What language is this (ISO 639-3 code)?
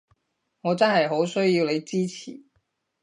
yue